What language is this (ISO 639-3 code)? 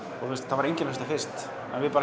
isl